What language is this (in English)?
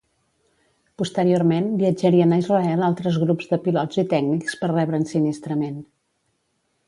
Catalan